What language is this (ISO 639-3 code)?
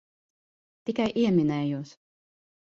lav